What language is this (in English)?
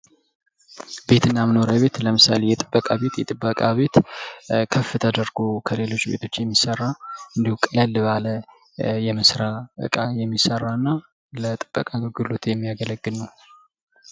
Amharic